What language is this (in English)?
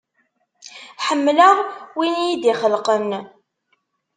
Kabyle